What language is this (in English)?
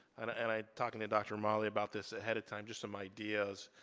English